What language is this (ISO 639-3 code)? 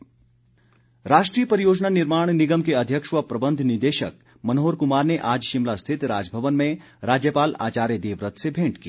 hin